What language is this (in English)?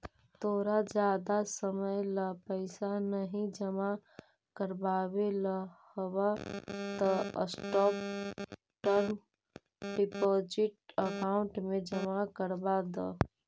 Magahi